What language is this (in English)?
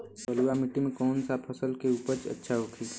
Bhojpuri